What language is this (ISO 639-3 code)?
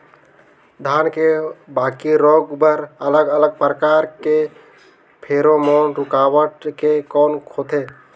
hne